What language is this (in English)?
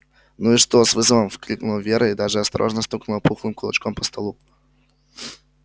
Russian